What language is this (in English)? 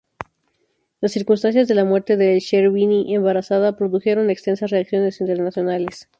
Spanish